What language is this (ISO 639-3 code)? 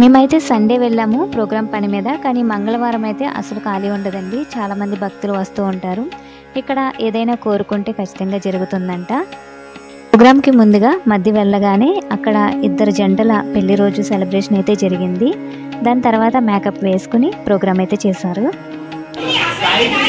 tha